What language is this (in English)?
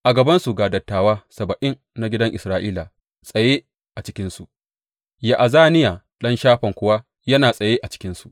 Hausa